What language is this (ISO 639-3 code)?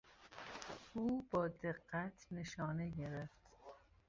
fas